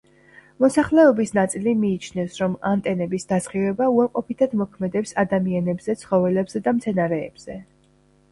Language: Georgian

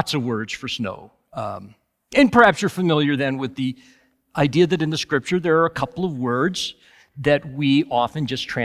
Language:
English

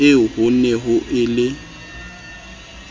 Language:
Southern Sotho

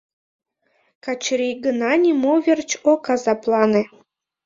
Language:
Mari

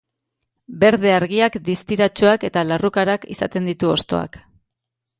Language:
Basque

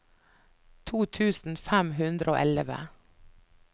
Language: Norwegian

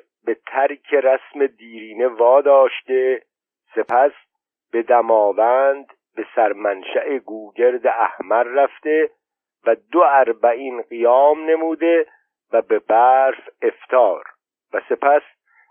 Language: Persian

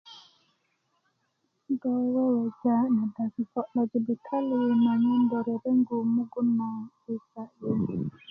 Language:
Kuku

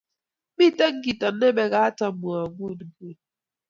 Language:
Kalenjin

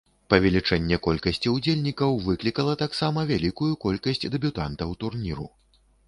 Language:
Belarusian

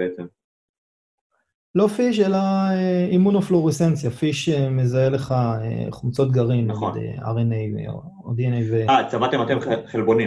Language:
Hebrew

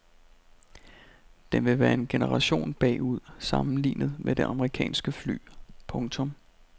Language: Danish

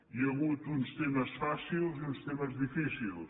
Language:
Catalan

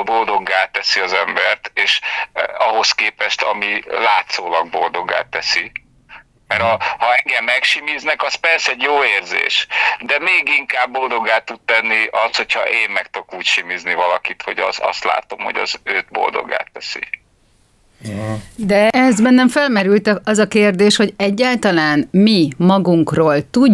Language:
Hungarian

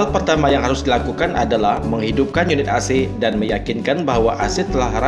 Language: Indonesian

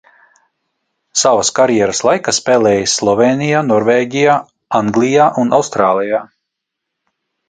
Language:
Latvian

